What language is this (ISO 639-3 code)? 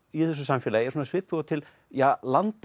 isl